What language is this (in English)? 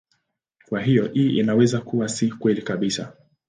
Swahili